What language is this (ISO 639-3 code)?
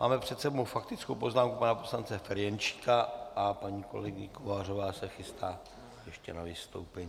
ces